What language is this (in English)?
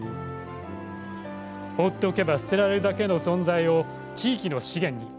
Japanese